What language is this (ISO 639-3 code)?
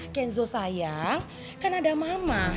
ind